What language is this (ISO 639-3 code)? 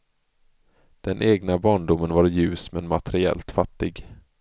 swe